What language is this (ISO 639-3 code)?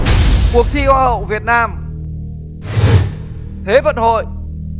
vie